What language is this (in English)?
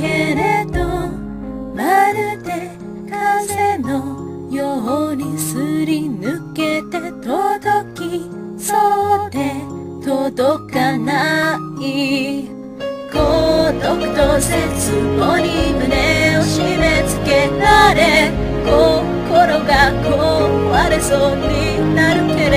Japanese